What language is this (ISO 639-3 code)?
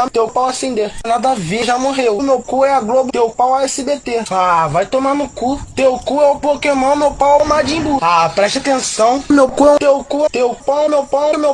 por